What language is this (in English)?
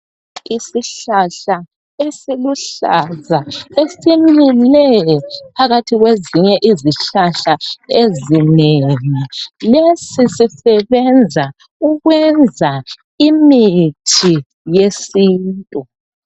North Ndebele